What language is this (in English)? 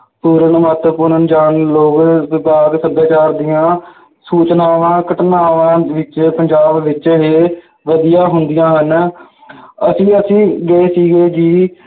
Punjabi